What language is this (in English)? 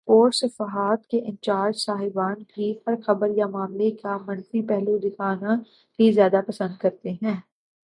Urdu